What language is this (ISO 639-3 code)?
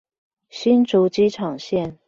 zho